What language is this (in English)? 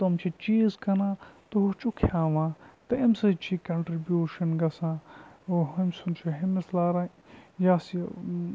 Kashmiri